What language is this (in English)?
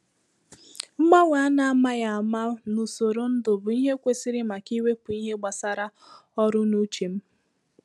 Igbo